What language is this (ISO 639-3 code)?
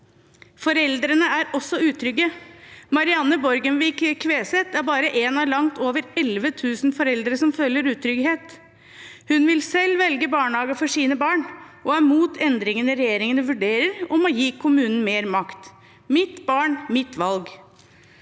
nor